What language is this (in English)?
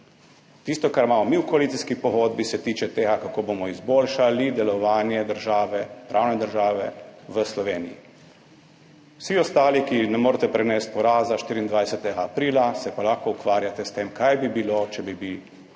Slovenian